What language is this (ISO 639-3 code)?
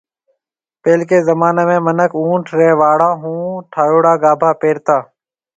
mve